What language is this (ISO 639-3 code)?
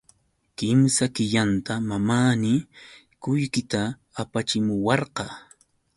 qux